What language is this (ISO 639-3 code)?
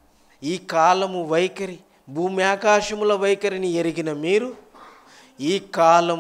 tel